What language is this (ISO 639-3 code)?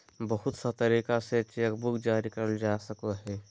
mag